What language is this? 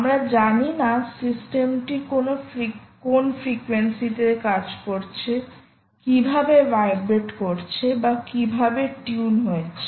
Bangla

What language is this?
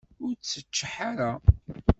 Kabyle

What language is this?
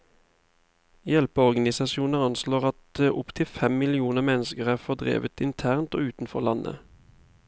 Norwegian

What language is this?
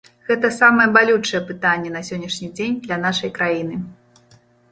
Belarusian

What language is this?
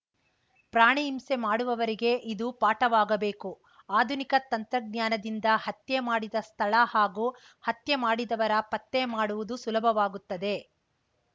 Kannada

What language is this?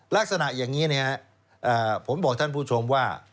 Thai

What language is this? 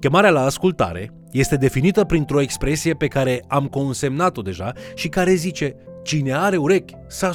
Romanian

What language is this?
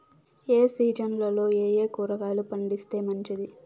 Telugu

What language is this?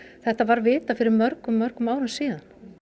Icelandic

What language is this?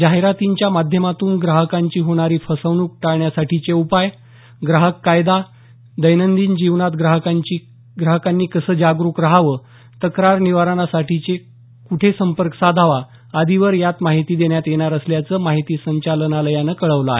Marathi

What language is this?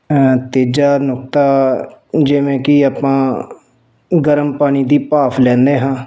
Punjabi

